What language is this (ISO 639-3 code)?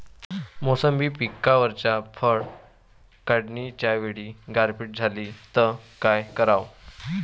mar